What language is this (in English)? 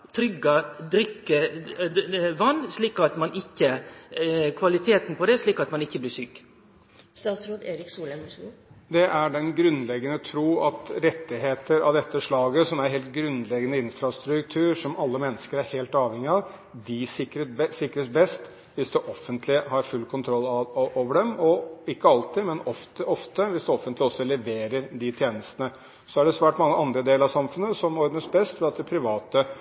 Norwegian